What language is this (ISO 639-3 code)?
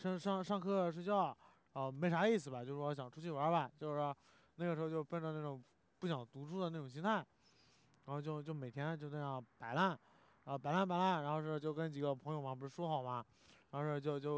zho